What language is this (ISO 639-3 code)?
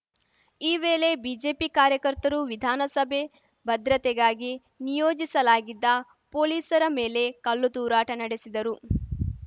kan